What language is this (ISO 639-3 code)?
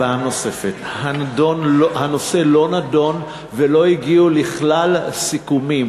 heb